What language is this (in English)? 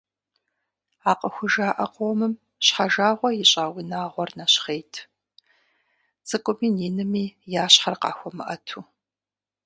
Kabardian